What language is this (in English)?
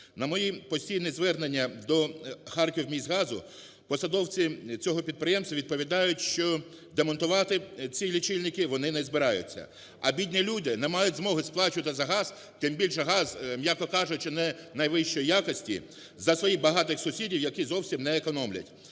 Ukrainian